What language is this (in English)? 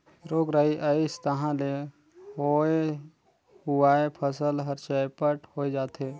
Chhattisgarhi